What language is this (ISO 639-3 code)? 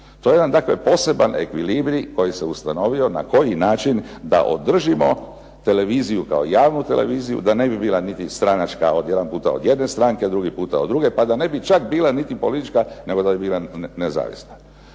hrv